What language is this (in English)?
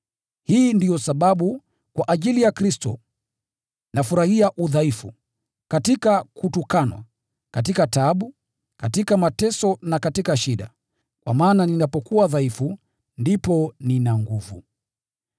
Swahili